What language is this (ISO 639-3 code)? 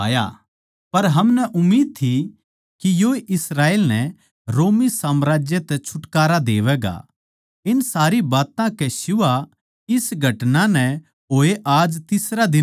bgc